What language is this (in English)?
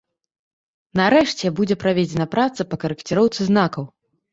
Belarusian